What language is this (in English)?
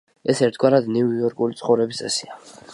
Georgian